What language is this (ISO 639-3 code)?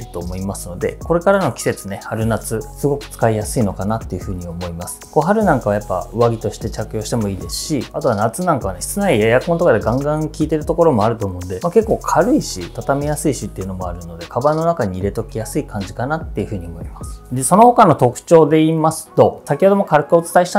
jpn